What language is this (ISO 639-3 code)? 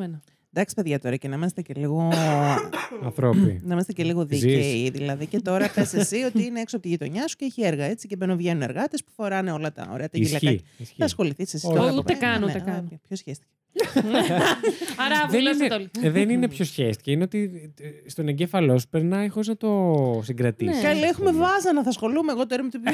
ell